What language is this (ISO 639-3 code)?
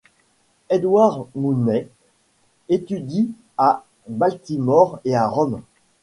fra